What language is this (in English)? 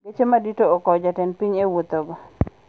Luo (Kenya and Tanzania)